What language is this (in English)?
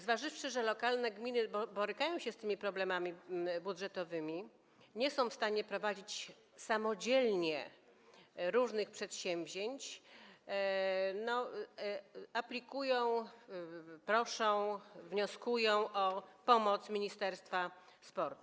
Polish